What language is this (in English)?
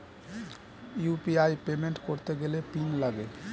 Bangla